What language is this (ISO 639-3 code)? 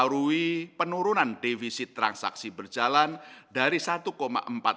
ind